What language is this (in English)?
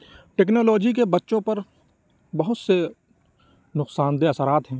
Urdu